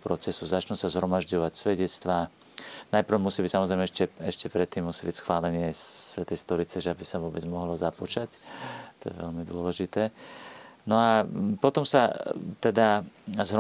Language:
Slovak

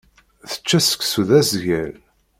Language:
Kabyle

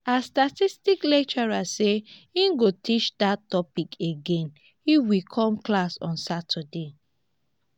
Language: Nigerian Pidgin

